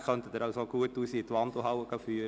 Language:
Swiss German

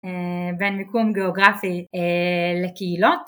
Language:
Hebrew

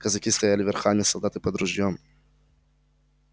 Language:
Russian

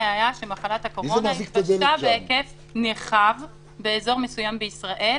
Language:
Hebrew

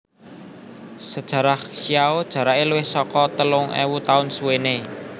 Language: Javanese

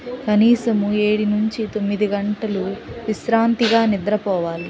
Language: Telugu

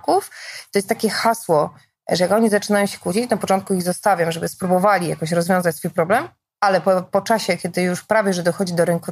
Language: Polish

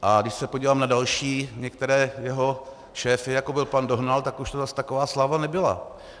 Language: Czech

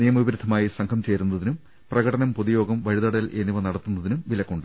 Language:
Malayalam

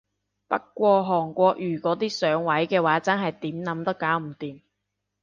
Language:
Cantonese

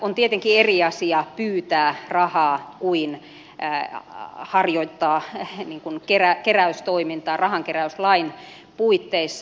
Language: Finnish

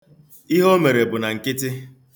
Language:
Igbo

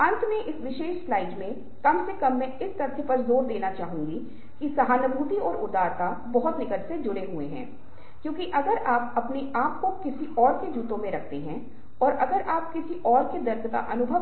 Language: Hindi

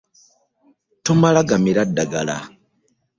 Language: Ganda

